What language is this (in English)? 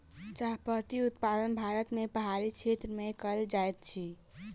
Maithili